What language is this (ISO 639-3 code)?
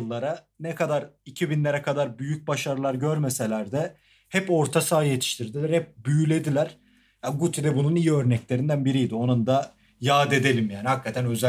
tur